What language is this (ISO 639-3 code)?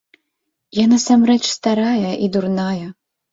bel